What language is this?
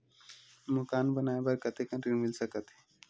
Chhattisgarhi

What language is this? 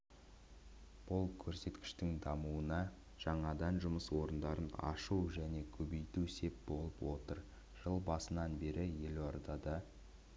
Kazakh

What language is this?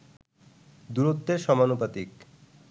Bangla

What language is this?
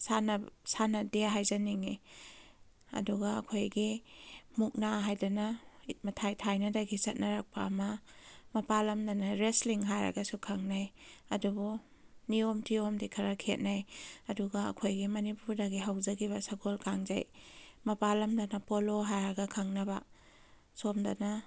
Manipuri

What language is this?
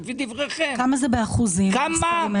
Hebrew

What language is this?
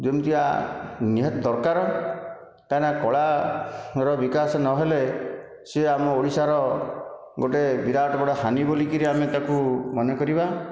Odia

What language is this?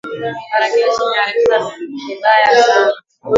Swahili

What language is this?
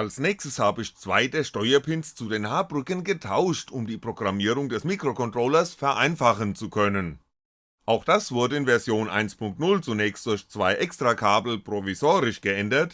German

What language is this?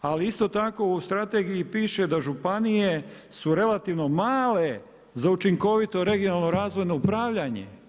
Croatian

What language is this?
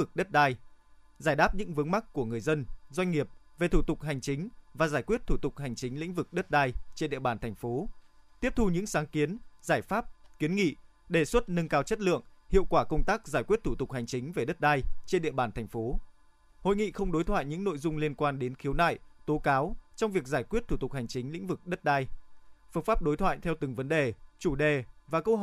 Vietnamese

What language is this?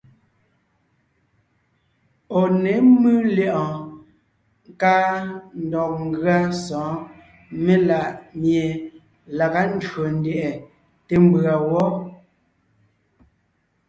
Ngiemboon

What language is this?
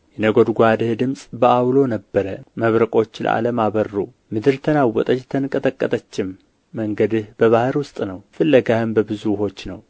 Amharic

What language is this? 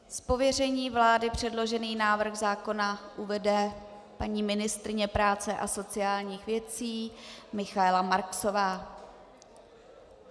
Czech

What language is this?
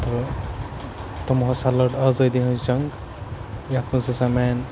Kashmiri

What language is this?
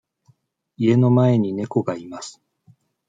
Japanese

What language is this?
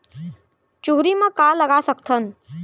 Chhattisgarhi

